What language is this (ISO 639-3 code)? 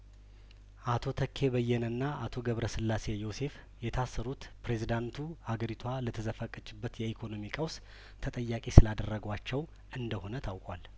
amh